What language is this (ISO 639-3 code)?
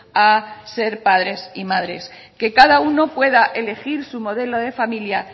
spa